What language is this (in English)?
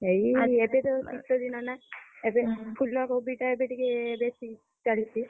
Odia